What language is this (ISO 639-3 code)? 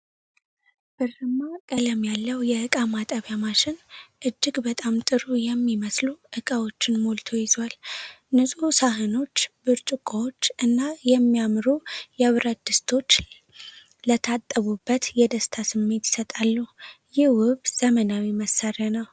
amh